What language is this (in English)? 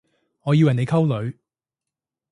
Cantonese